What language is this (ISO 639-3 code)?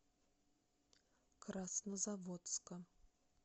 rus